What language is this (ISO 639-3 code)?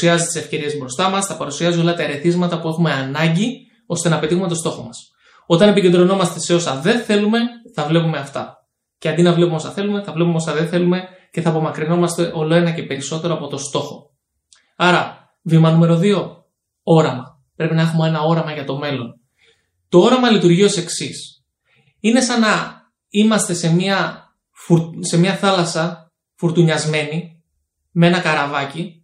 ell